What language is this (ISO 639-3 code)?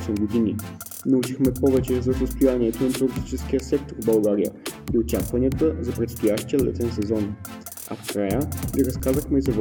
bul